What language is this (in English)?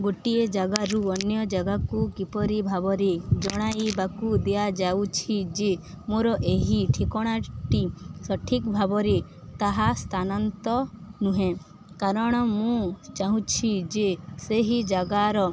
Odia